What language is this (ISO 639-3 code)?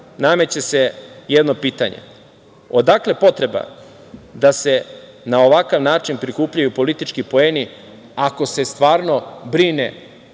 srp